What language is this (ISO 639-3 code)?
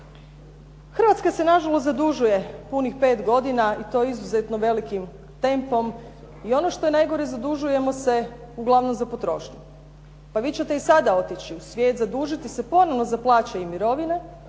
hrv